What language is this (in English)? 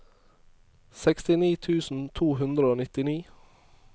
Norwegian